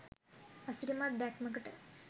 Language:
Sinhala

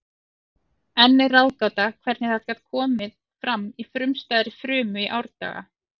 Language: Icelandic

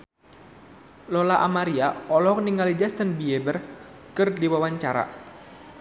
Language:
Sundanese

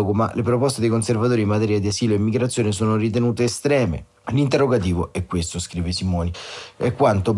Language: Italian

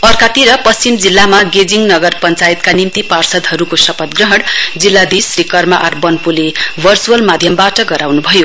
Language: Nepali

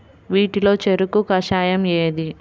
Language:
Telugu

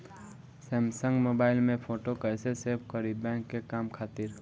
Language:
Bhojpuri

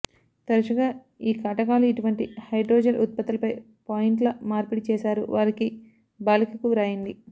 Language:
Telugu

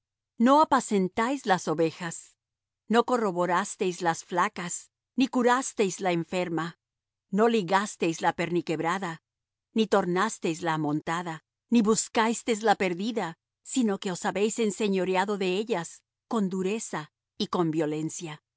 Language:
Spanish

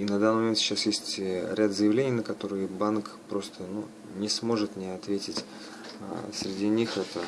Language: Russian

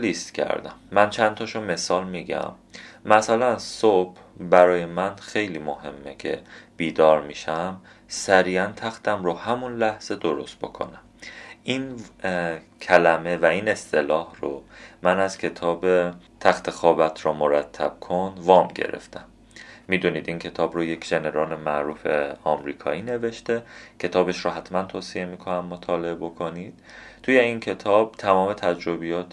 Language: Persian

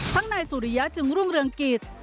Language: Thai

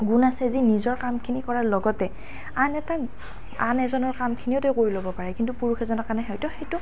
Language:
Assamese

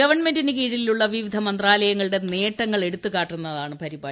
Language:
Malayalam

